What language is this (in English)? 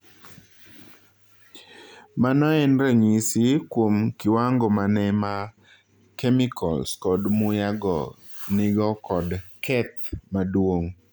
Luo (Kenya and Tanzania)